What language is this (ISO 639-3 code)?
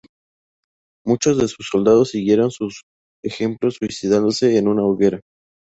spa